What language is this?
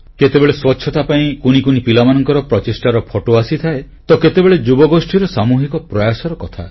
Odia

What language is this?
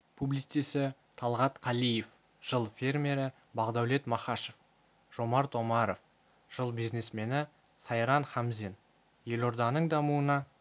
Kazakh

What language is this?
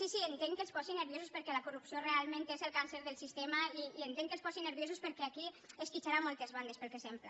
Catalan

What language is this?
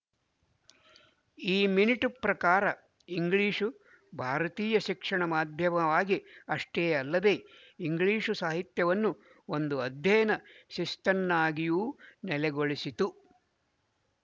Kannada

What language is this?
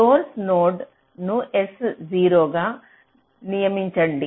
Telugu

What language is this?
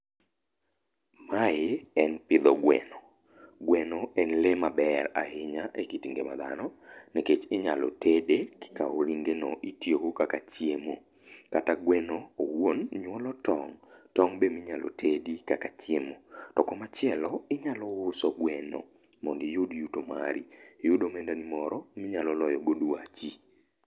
Luo (Kenya and Tanzania)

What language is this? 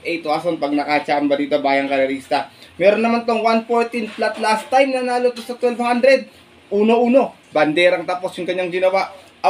Filipino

